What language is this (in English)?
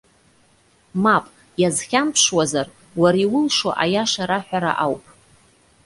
Abkhazian